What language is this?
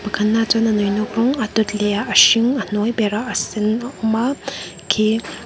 Mizo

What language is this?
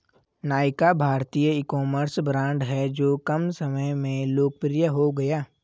Hindi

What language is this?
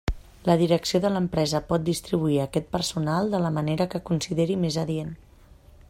Catalan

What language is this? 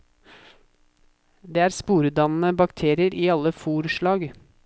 Norwegian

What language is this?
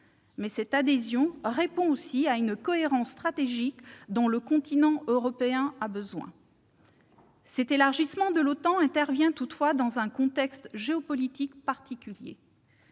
French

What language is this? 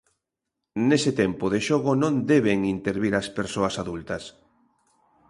Galician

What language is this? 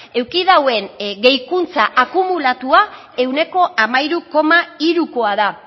Basque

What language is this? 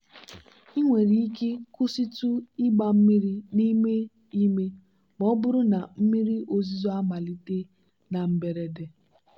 Igbo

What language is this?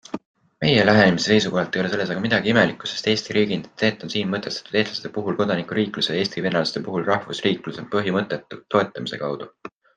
Estonian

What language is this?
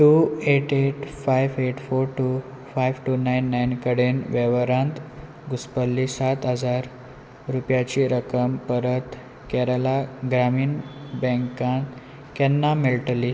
Konkani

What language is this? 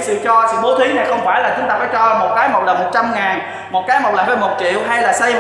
Vietnamese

